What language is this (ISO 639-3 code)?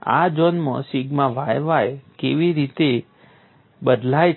guj